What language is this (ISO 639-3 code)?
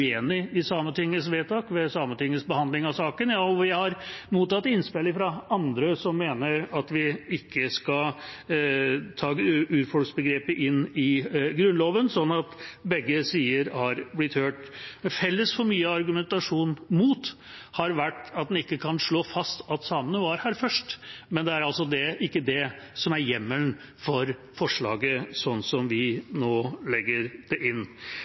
nob